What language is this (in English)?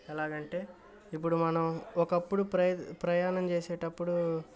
Telugu